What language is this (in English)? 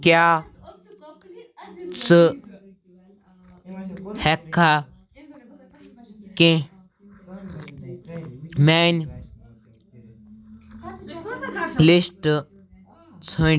Kashmiri